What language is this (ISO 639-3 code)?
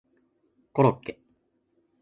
jpn